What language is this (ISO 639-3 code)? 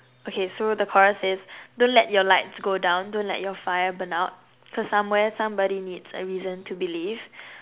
eng